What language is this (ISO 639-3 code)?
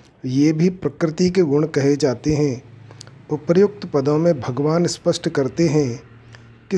hin